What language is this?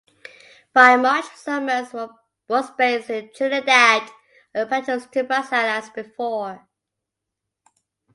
English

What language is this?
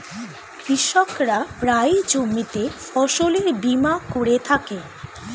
Bangla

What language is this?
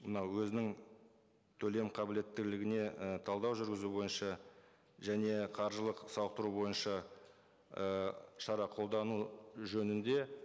Kazakh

